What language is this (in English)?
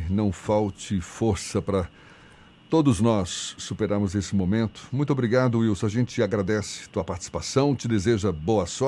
Portuguese